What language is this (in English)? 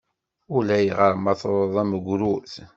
Kabyle